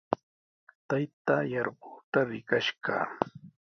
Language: Sihuas Ancash Quechua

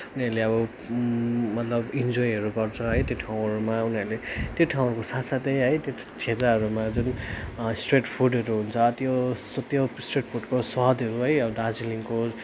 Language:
Nepali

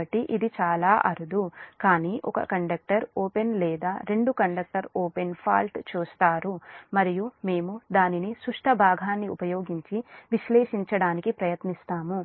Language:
Telugu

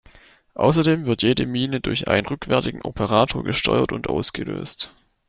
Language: German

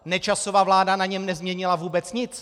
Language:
Czech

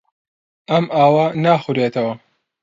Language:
Central Kurdish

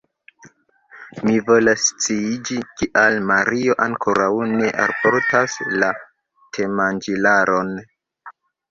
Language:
Esperanto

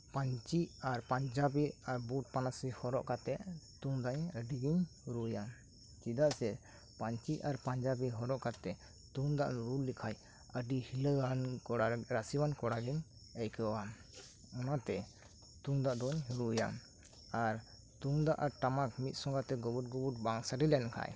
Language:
Santali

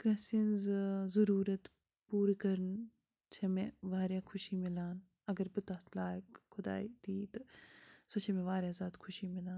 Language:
Kashmiri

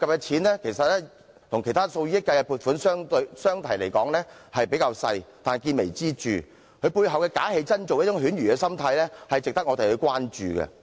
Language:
Cantonese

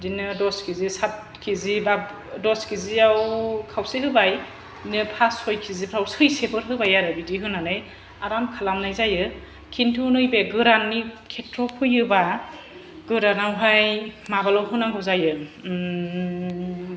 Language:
Bodo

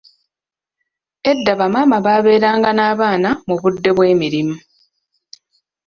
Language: Ganda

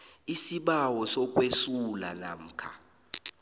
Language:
South Ndebele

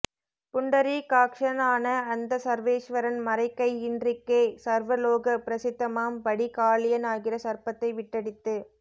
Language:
Tamil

